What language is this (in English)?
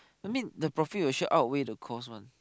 English